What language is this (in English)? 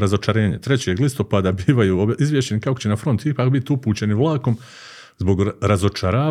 Croatian